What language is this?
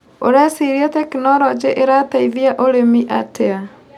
Kikuyu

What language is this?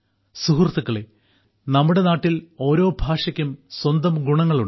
Malayalam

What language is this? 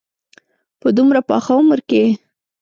Pashto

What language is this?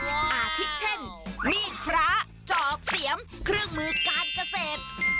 Thai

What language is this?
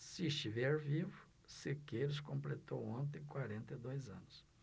Portuguese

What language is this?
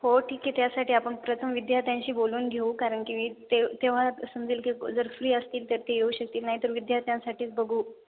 Marathi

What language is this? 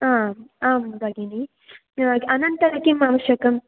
Sanskrit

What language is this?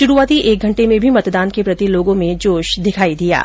Hindi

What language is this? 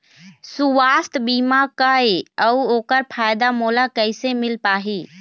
Chhattisgarhi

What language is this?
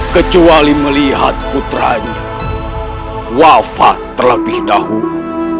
Indonesian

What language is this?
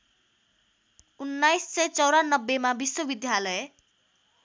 Nepali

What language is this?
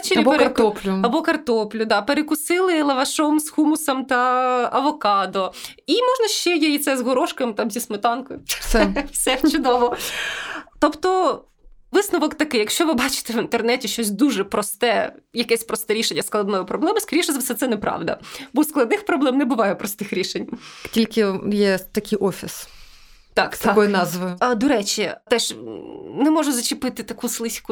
Ukrainian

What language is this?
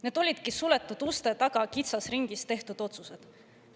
Estonian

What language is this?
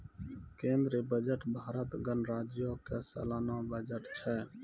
Maithili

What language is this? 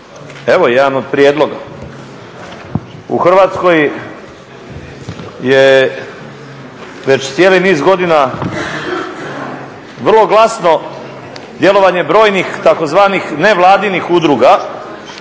Croatian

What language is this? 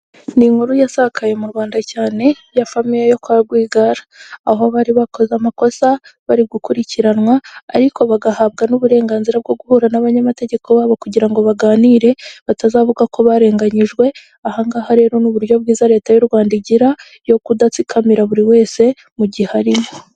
Kinyarwanda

